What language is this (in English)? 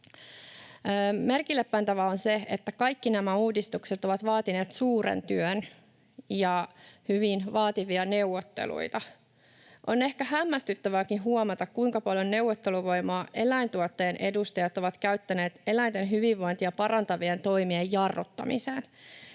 Finnish